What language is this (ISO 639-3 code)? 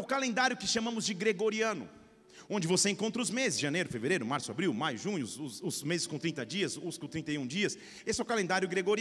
por